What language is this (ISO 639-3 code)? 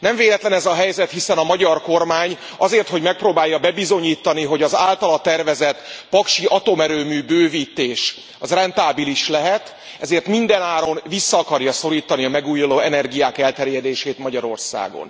hun